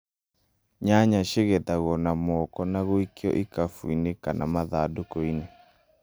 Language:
Kikuyu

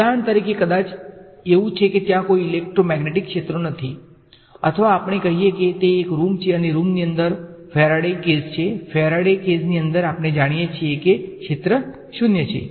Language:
Gujarati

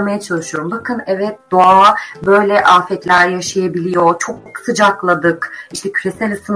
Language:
Turkish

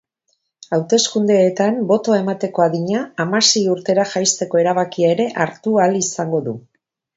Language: Basque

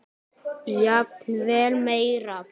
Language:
Icelandic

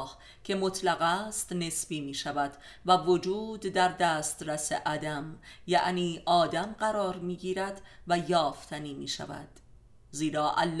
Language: Persian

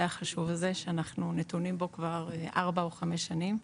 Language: Hebrew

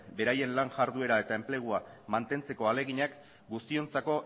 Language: Basque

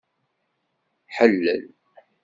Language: Kabyle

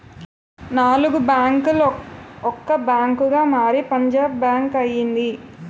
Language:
Telugu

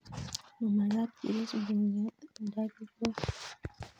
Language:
Kalenjin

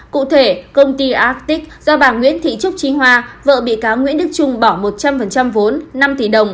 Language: Vietnamese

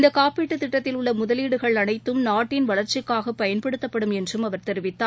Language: Tamil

